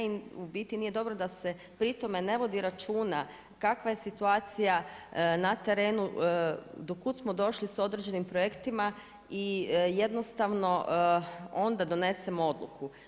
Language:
Croatian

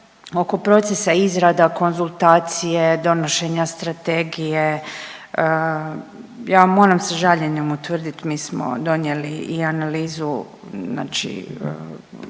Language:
Croatian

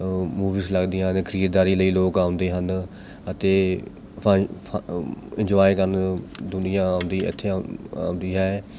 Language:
Punjabi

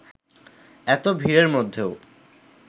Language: Bangla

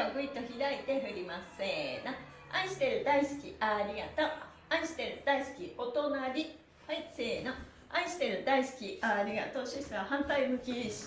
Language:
Japanese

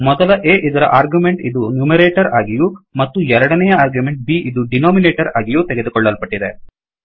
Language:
Kannada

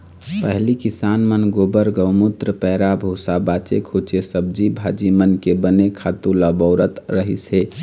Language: Chhattisgarhi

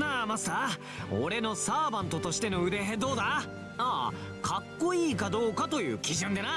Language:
Japanese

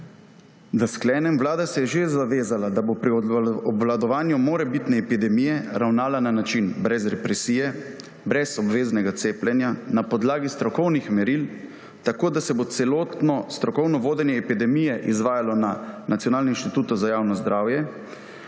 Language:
Slovenian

